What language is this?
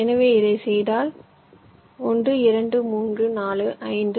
Tamil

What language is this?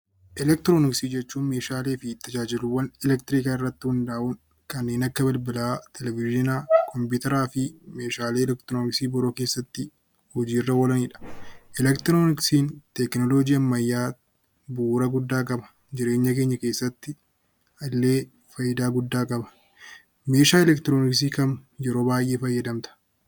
Oromo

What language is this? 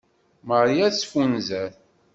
Kabyle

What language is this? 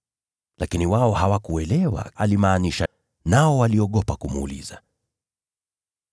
Swahili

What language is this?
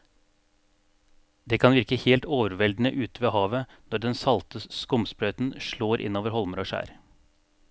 Norwegian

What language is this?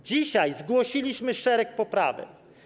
Polish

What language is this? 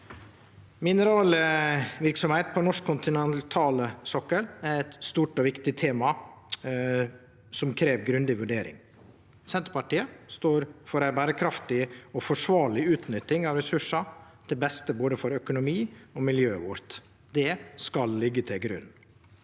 Norwegian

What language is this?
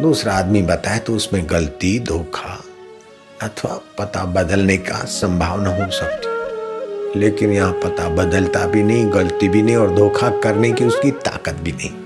Hindi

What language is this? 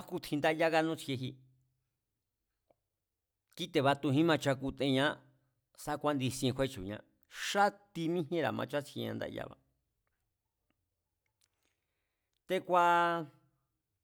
Mazatlán Mazatec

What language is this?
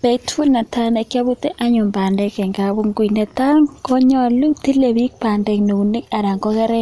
Kalenjin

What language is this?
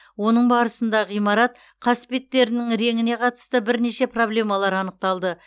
Kazakh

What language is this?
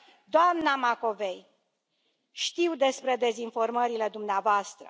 Romanian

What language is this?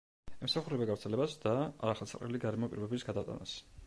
Georgian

